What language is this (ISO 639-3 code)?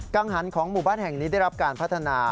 tha